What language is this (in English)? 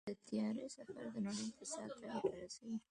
Pashto